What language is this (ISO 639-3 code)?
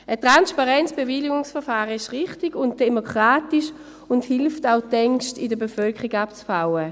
gsw